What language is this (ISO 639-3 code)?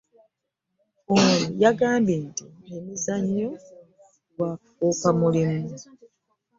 lug